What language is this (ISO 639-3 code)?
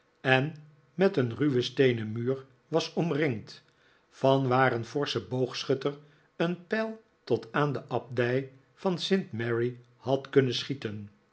nld